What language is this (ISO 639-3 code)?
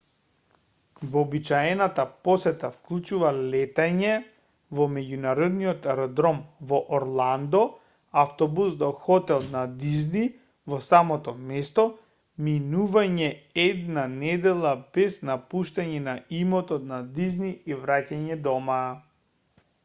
mkd